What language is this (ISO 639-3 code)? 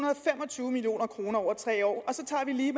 dan